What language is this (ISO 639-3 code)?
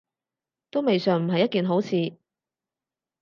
yue